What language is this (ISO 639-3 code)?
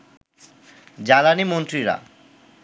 ben